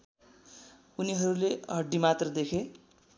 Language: Nepali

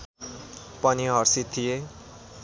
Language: Nepali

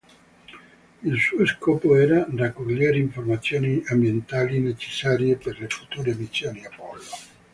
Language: Italian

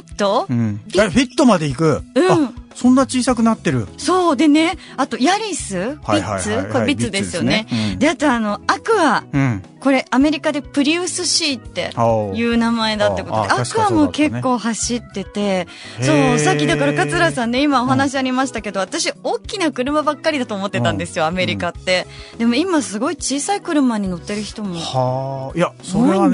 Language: Japanese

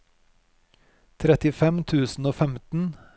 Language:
Norwegian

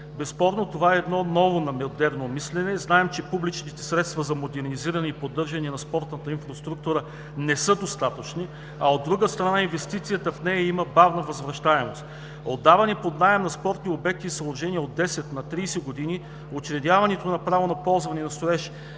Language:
Bulgarian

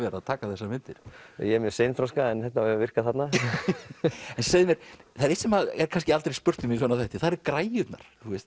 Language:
Icelandic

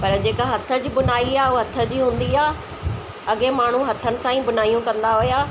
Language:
Sindhi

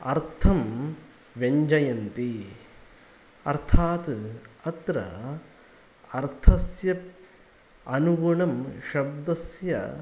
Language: Sanskrit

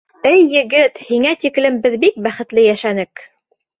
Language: Bashkir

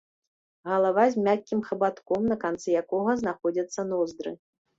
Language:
Belarusian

